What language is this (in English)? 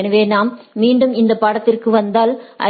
Tamil